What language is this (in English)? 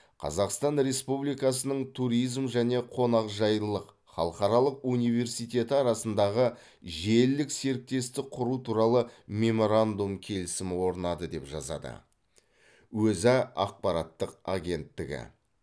Kazakh